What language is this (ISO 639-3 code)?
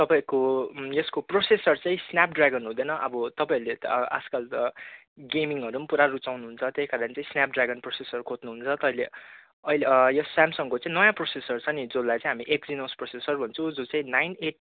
nep